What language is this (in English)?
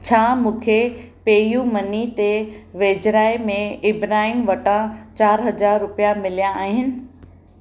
Sindhi